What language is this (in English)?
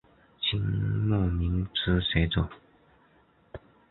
Chinese